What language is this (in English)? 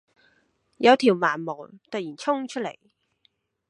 Cantonese